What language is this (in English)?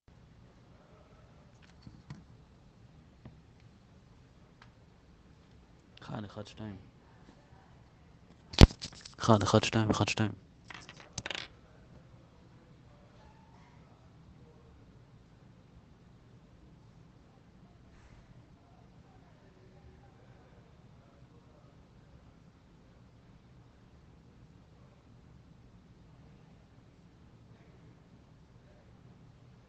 Hebrew